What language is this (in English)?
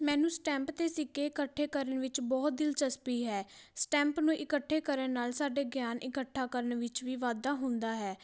Punjabi